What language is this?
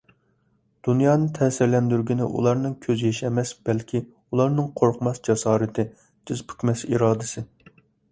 Uyghur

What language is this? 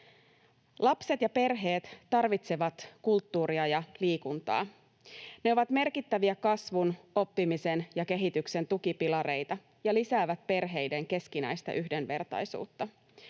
Finnish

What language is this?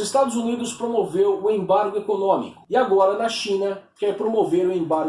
Portuguese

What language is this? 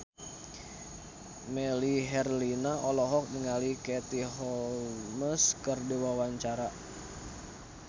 Sundanese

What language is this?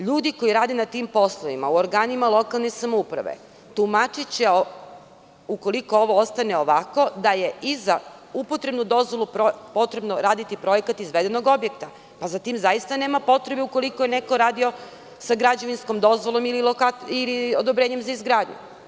Serbian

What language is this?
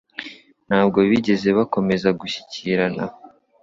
Kinyarwanda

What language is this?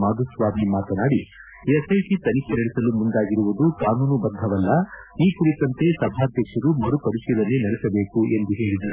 Kannada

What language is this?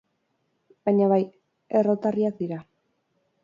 Basque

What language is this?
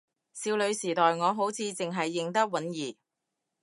Cantonese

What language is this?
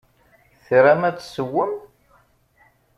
Kabyle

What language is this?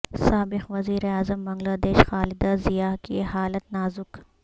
Urdu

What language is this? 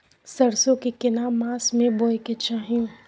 Maithili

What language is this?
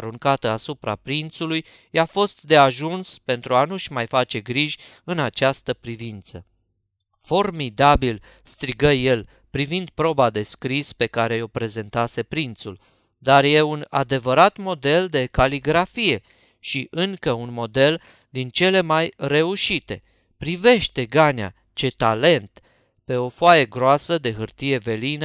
Romanian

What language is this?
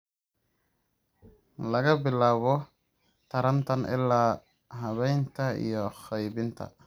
Somali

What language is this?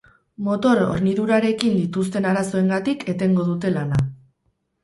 Basque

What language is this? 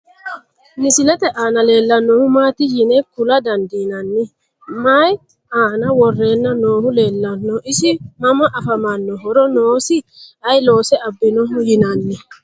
Sidamo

